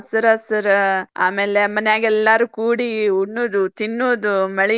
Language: Kannada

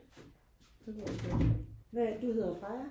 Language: Danish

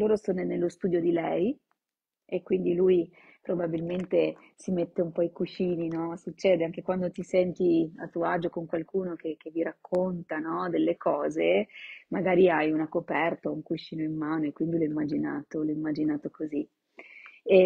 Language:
Italian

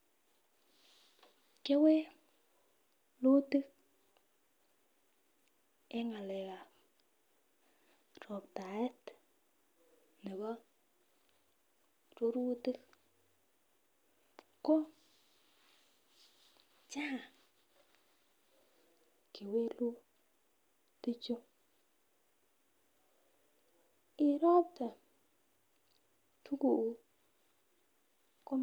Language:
Kalenjin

